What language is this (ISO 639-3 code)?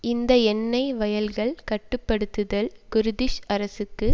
tam